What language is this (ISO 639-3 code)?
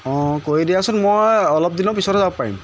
asm